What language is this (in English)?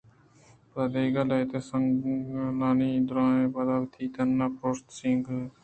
Eastern Balochi